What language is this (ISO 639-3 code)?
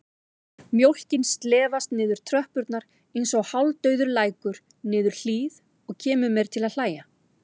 isl